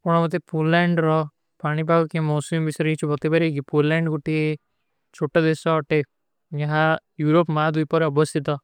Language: Kui (India)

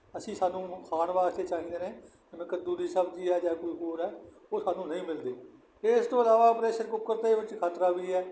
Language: Punjabi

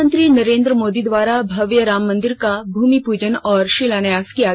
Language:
Hindi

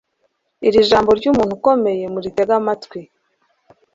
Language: Kinyarwanda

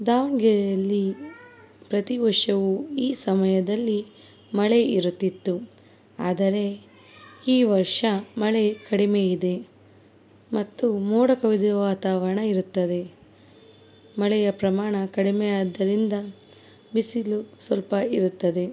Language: Kannada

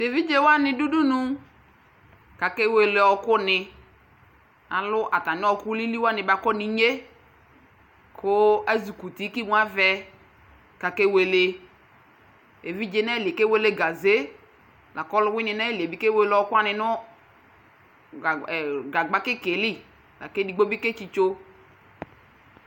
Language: Ikposo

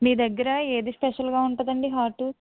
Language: Telugu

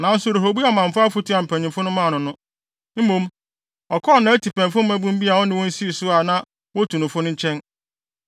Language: Akan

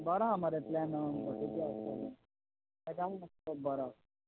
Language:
Konkani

